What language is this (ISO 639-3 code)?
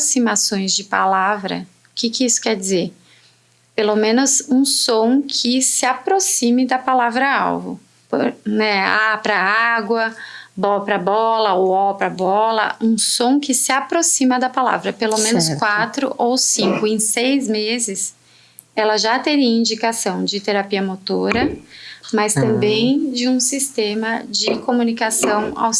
por